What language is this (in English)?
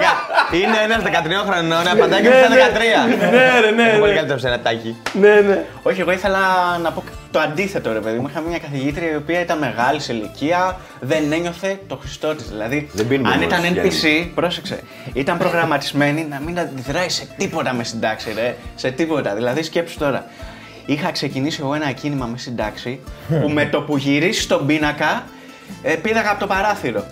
Greek